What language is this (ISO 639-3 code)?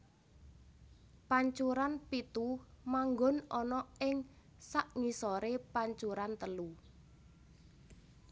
jav